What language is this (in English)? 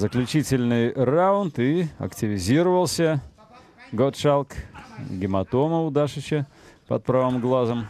Russian